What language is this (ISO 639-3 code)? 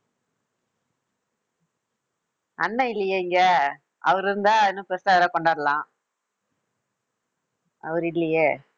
tam